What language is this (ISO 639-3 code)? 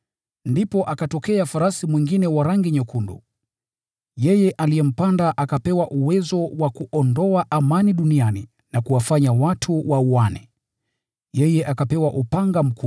swa